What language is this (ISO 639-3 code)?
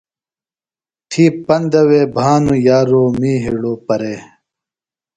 phl